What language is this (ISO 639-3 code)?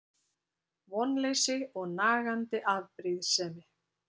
isl